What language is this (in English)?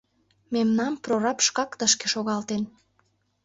Mari